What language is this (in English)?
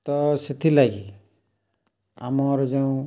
Odia